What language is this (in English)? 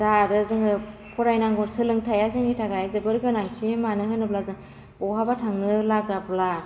Bodo